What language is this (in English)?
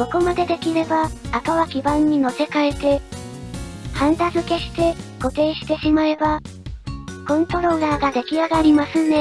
Japanese